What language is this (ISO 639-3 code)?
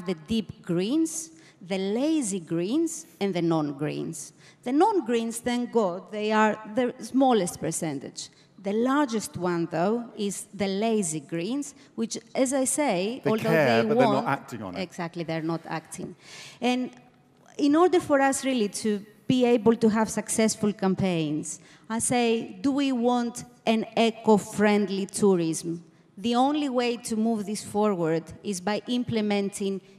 eng